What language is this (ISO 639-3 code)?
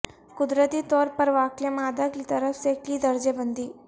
urd